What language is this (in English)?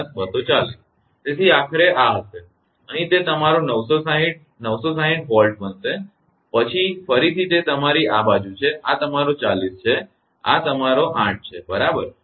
Gujarati